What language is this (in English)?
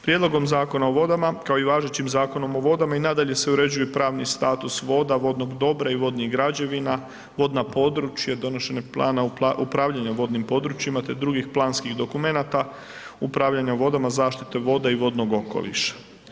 Croatian